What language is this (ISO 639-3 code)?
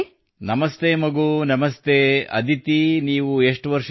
kan